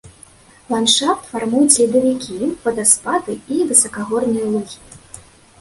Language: Belarusian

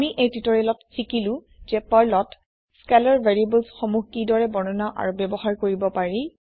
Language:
Assamese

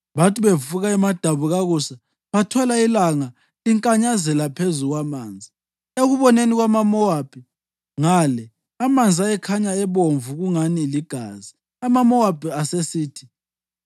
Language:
North Ndebele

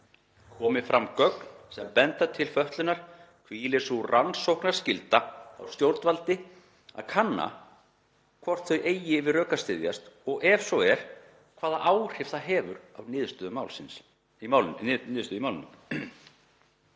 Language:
Icelandic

